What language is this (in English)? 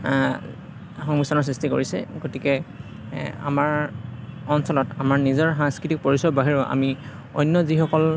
Assamese